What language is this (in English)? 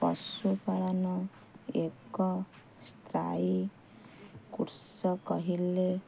Odia